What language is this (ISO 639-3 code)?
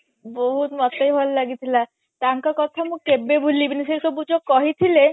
ori